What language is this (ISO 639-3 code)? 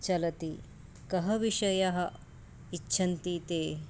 san